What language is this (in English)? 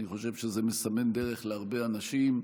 Hebrew